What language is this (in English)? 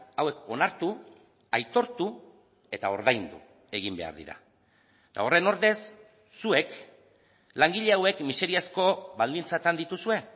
Basque